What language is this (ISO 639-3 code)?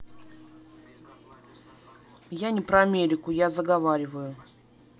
rus